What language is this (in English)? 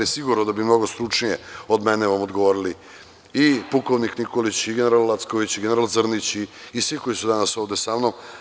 Serbian